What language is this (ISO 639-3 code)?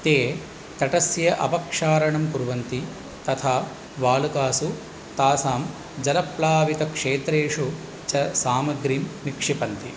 san